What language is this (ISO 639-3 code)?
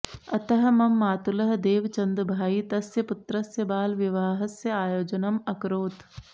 san